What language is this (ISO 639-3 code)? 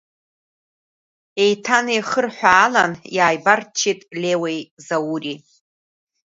abk